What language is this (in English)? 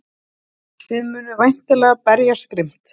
Icelandic